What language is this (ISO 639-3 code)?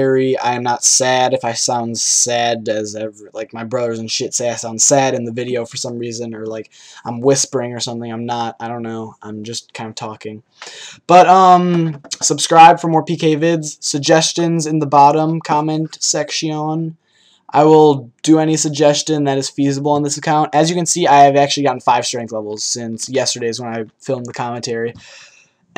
eng